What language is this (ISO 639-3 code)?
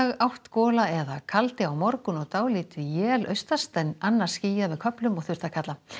isl